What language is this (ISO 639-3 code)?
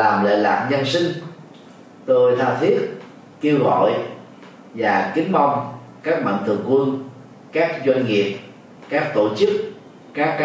vie